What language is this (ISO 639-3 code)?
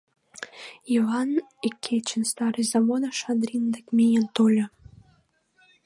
chm